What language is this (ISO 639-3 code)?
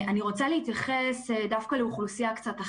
heb